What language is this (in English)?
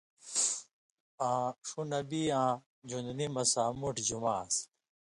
Indus Kohistani